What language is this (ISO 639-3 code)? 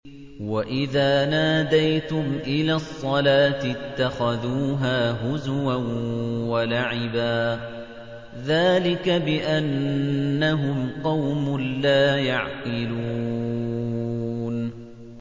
ara